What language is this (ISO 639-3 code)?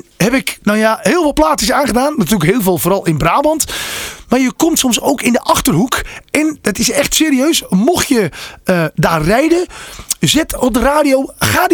nld